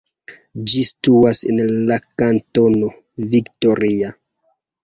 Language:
Esperanto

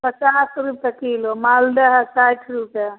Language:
Maithili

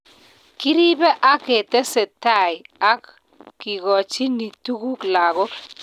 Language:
Kalenjin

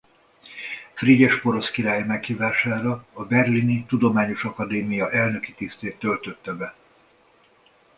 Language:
Hungarian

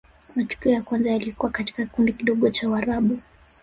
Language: Swahili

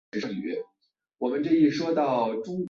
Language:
Chinese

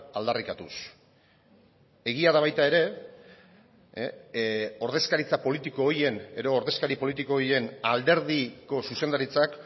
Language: Basque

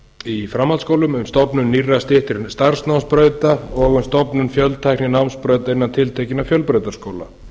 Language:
Icelandic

